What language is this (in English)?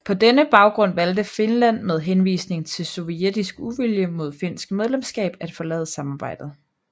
Danish